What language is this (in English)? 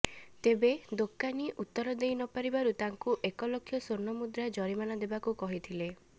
Odia